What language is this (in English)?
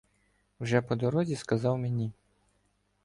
Ukrainian